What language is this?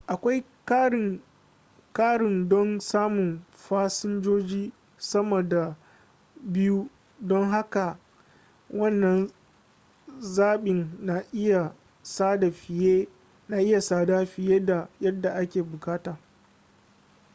Hausa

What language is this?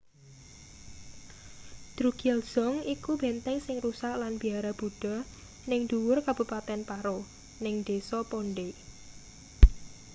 Javanese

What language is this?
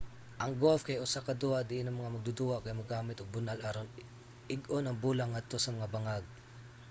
Cebuano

